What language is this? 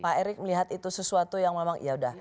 Indonesian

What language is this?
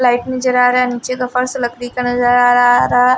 Hindi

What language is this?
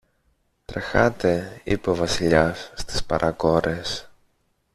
Greek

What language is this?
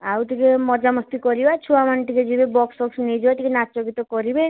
Odia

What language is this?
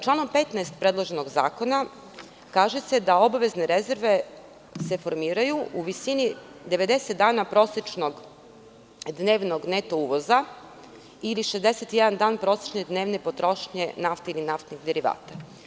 Serbian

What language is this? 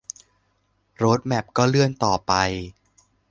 Thai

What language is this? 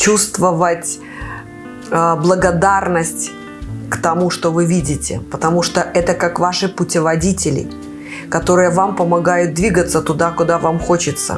Russian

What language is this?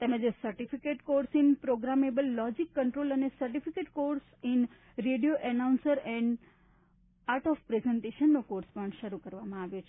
Gujarati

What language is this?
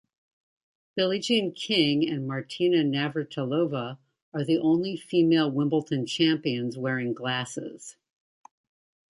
English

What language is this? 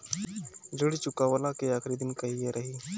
Bhojpuri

